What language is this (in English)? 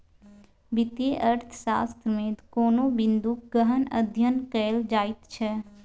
Maithili